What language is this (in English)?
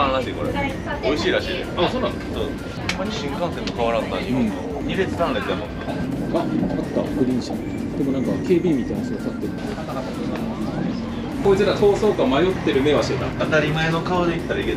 Japanese